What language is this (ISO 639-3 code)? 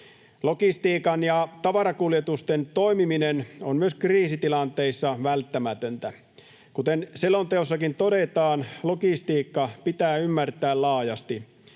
fin